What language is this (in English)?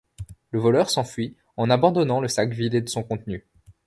French